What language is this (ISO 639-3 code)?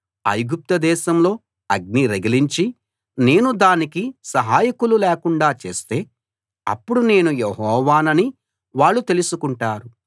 tel